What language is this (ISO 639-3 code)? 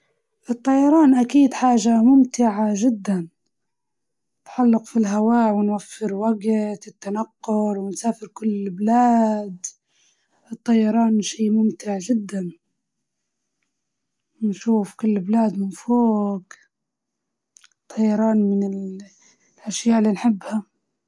ayl